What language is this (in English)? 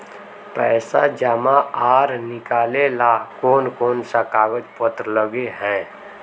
Magahi